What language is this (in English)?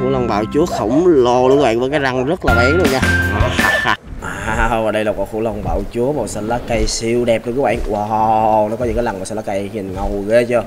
Vietnamese